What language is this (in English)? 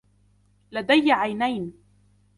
Arabic